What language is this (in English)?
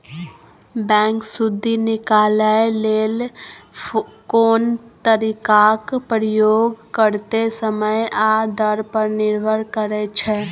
Maithili